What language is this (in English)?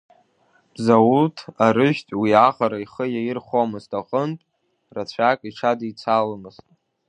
Abkhazian